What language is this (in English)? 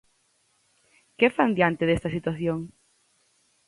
Galician